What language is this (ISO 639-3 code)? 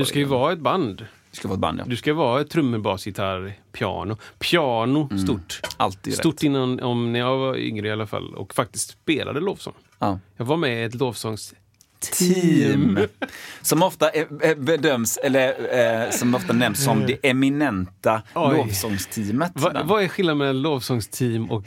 swe